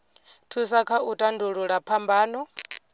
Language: Venda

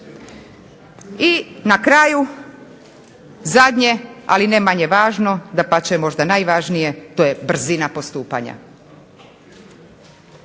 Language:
Croatian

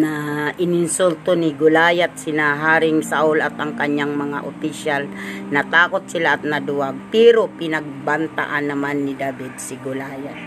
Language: Filipino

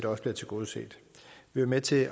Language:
Danish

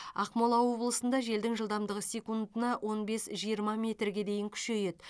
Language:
Kazakh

